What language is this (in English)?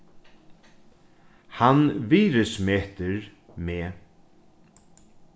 Faroese